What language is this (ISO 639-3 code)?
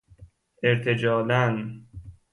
fas